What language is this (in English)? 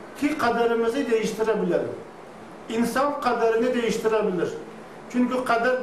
Turkish